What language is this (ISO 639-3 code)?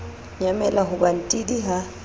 sot